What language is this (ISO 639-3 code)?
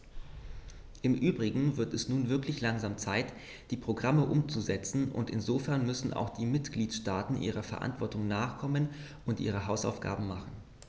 deu